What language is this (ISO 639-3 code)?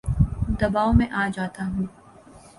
urd